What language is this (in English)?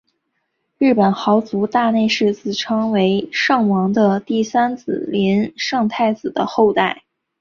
Chinese